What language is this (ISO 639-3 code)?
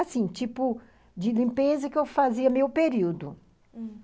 por